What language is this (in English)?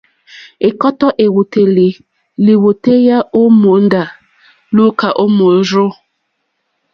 Mokpwe